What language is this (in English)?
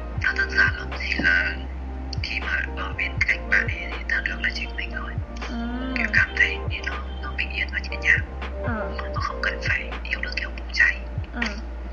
Vietnamese